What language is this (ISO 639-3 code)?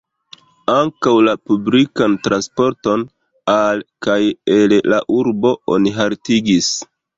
epo